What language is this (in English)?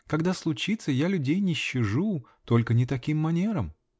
Russian